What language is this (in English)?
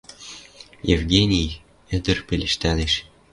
Western Mari